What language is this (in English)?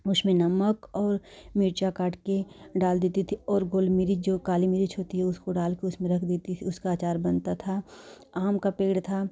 Hindi